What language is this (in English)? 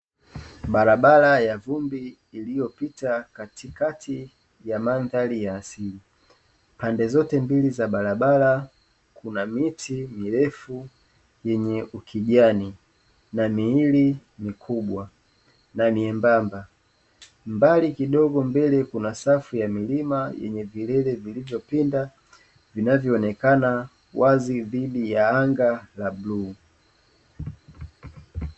Swahili